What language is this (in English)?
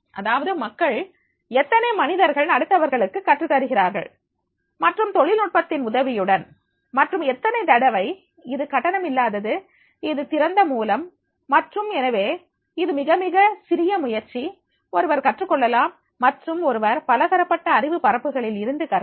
Tamil